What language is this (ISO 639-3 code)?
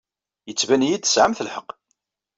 kab